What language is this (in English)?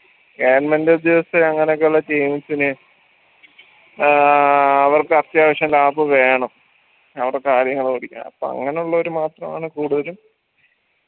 Malayalam